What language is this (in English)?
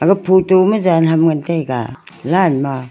Wancho Naga